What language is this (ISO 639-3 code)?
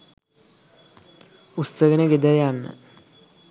sin